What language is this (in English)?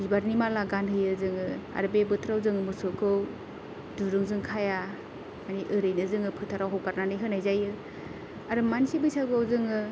Bodo